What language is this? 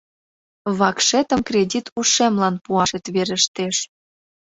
Mari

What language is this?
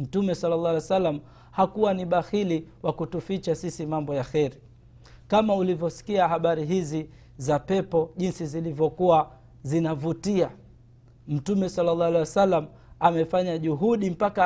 Swahili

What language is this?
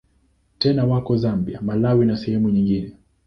Swahili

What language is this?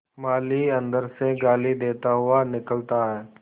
Hindi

